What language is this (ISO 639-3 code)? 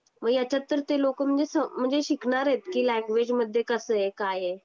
mar